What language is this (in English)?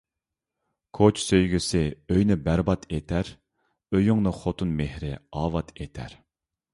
Uyghur